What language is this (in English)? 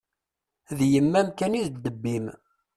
Kabyle